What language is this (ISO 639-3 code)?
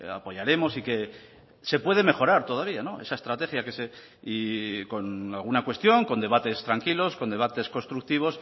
spa